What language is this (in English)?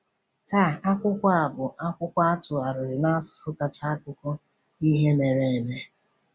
Igbo